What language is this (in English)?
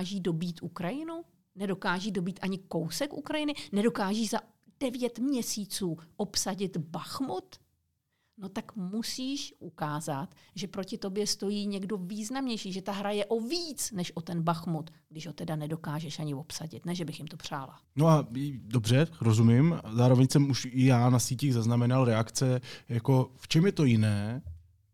Czech